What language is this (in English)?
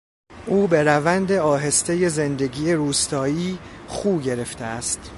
Persian